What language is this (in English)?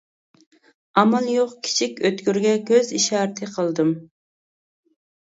Uyghur